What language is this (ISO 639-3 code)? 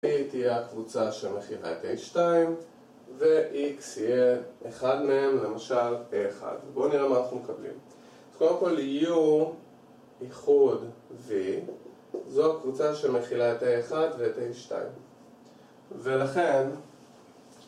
heb